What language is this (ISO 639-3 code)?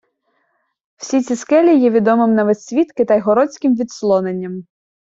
ukr